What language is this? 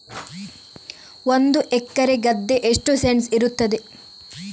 Kannada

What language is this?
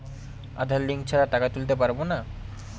Bangla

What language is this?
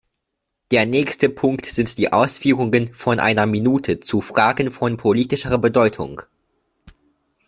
German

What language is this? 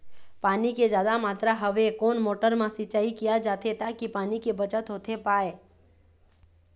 Chhattisgarhi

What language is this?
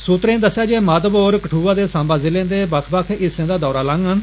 Dogri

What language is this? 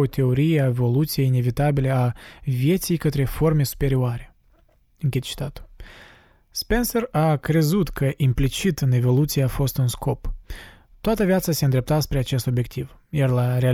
Romanian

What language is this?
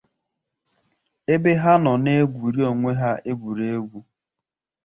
Igbo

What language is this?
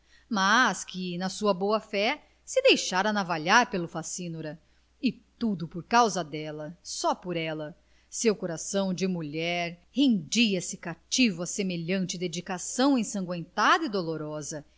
Portuguese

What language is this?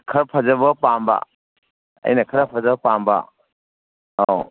Manipuri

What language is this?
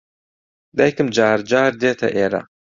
Central Kurdish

